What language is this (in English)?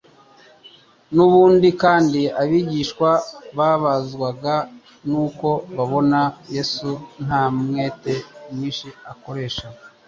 Kinyarwanda